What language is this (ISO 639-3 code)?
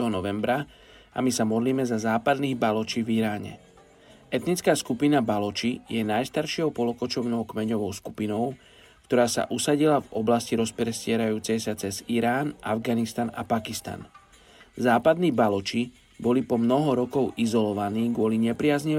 slk